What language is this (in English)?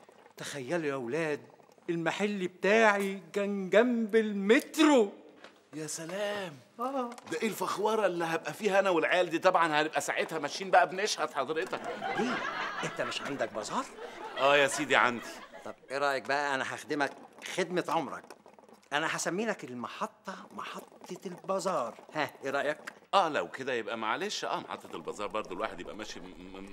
Arabic